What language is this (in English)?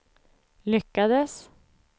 Swedish